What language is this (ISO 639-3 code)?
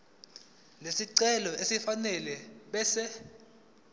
zul